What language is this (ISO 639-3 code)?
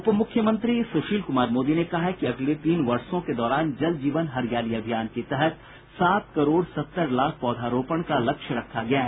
hin